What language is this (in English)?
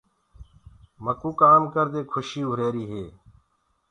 Gurgula